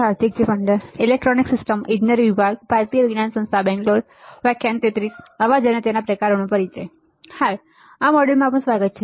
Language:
Gujarati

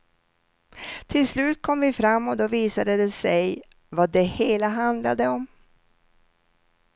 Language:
Swedish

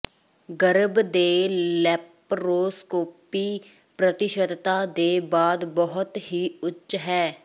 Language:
Punjabi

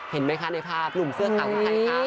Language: Thai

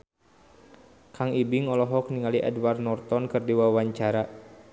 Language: Sundanese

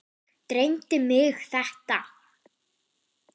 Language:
Icelandic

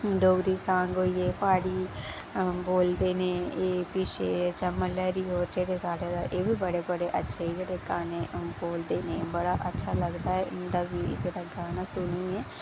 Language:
Dogri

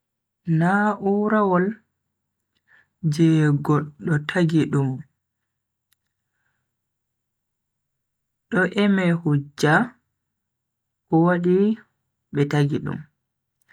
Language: Bagirmi Fulfulde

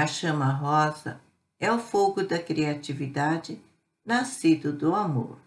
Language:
Portuguese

